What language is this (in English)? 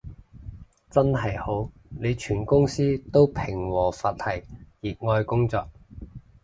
Cantonese